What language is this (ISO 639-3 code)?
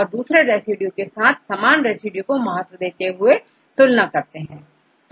hin